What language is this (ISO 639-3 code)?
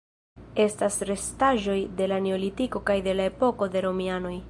epo